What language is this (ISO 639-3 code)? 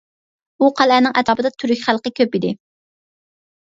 uig